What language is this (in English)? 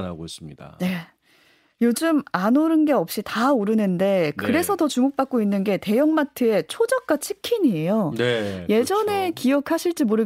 Korean